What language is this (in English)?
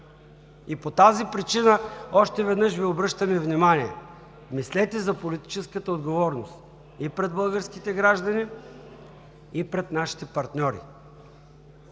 Bulgarian